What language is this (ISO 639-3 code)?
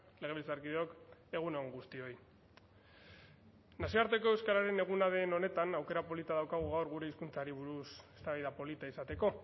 eus